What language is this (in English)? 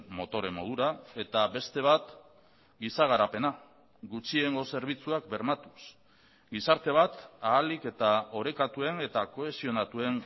Basque